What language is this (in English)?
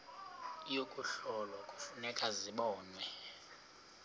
Xhosa